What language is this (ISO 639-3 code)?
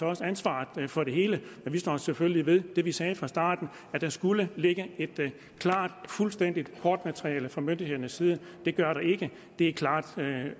dan